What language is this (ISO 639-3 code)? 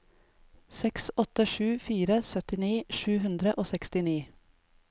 nor